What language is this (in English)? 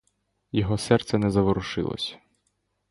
Ukrainian